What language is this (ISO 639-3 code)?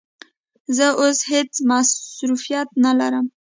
pus